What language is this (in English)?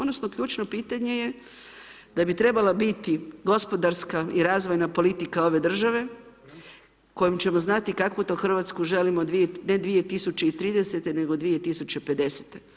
Croatian